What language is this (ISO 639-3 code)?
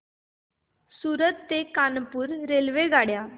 mar